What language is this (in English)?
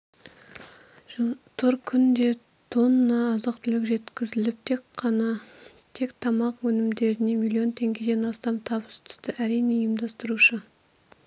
Kazakh